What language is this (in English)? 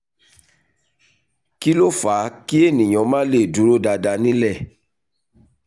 Yoruba